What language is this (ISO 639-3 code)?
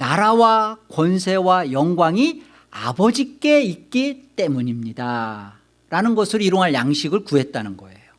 kor